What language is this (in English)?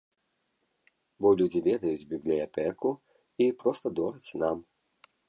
Belarusian